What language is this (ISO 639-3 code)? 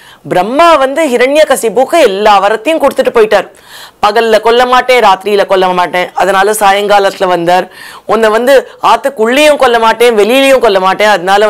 eng